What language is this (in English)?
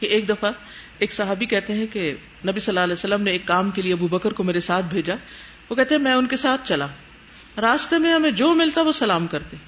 Urdu